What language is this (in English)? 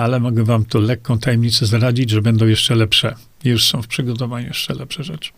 Polish